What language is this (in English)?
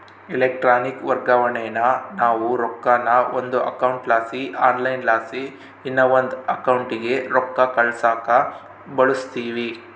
Kannada